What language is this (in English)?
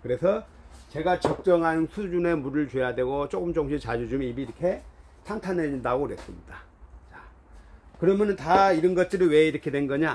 Korean